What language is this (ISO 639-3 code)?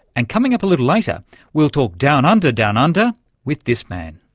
eng